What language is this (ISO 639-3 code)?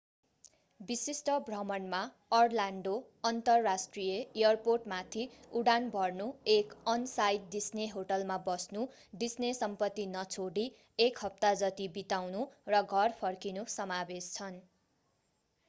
nep